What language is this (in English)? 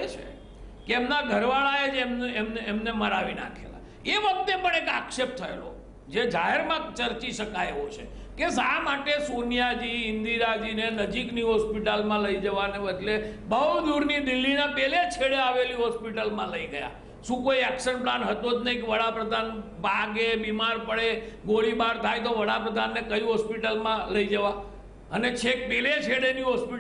Gujarati